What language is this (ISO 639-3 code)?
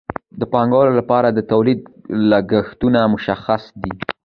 pus